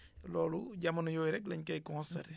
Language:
Wolof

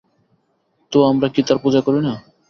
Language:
Bangla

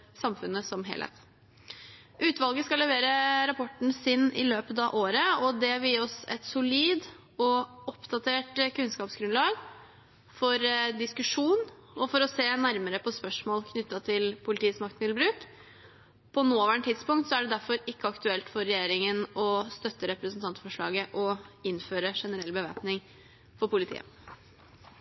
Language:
Norwegian Bokmål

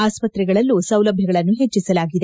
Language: Kannada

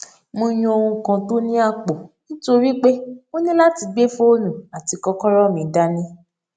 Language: Yoruba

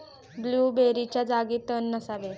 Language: Marathi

